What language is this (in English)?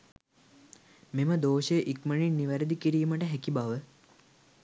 Sinhala